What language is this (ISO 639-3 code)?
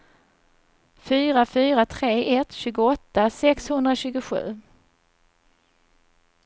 swe